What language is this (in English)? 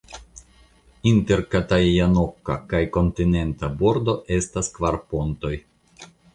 Esperanto